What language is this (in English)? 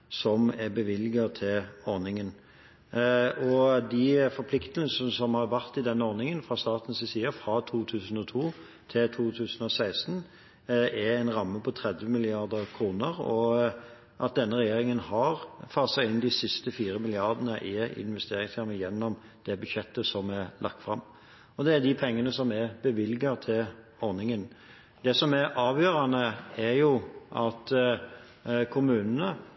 Norwegian Bokmål